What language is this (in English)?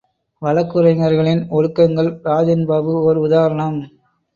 Tamil